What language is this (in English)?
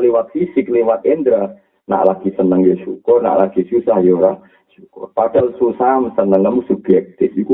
Malay